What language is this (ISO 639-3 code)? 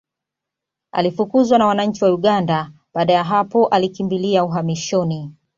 swa